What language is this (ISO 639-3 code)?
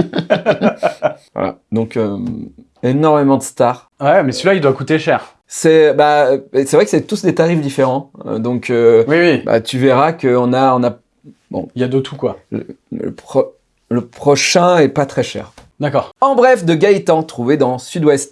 fra